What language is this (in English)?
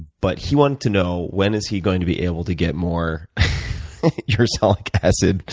English